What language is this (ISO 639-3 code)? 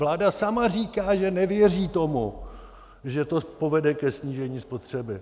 ces